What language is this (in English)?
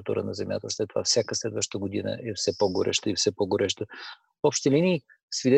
Bulgarian